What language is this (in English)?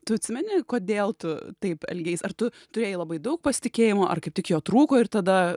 Lithuanian